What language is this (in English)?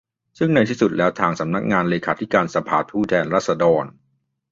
Thai